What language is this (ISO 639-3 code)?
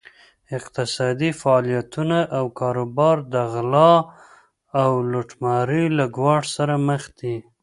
pus